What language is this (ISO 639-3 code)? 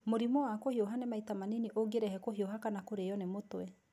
kik